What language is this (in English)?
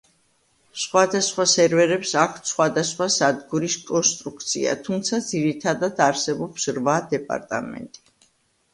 Georgian